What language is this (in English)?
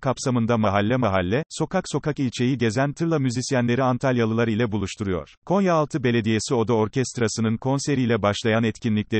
Turkish